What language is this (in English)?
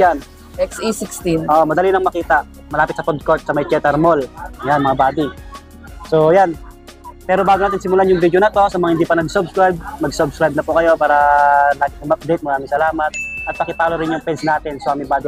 Filipino